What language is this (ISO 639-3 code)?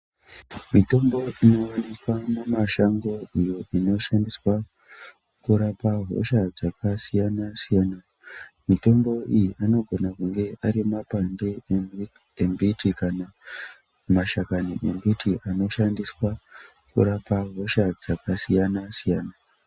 ndc